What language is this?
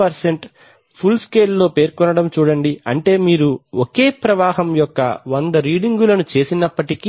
Telugu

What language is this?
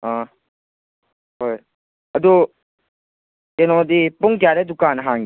Manipuri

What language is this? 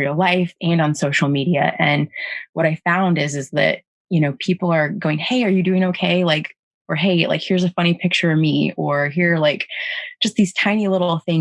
English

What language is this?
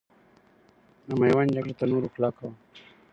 Pashto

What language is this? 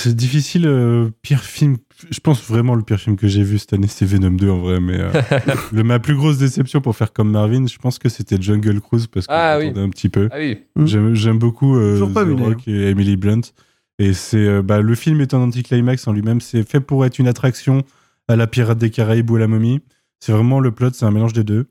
French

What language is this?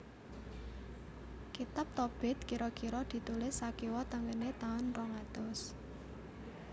Javanese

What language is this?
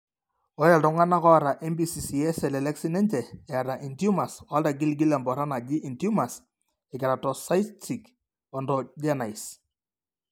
Masai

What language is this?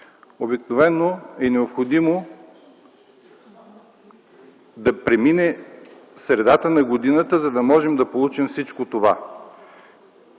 Bulgarian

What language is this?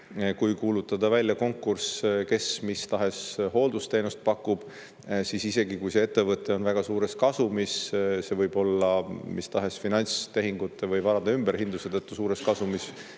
Estonian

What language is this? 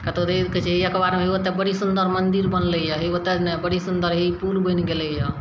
Maithili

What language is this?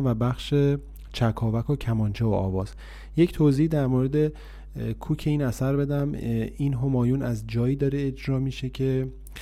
Persian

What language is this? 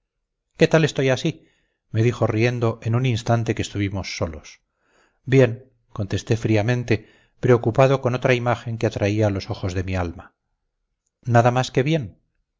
Spanish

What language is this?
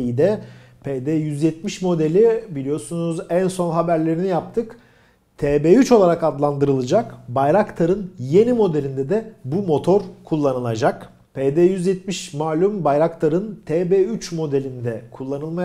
Turkish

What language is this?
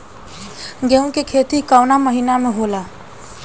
Bhojpuri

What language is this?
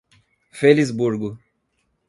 Portuguese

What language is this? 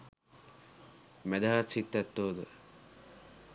Sinhala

